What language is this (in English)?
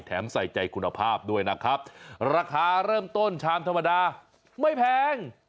Thai